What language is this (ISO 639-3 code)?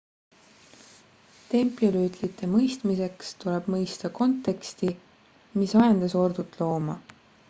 est